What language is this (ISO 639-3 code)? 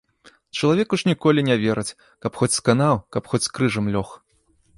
bel